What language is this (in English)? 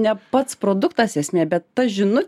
Lithuanian